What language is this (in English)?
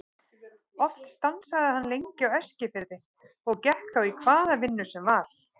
Icelandic